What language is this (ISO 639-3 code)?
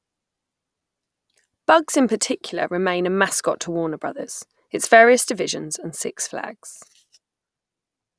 eng